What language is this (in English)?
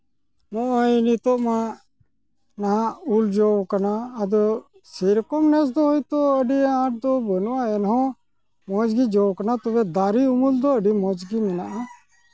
Santali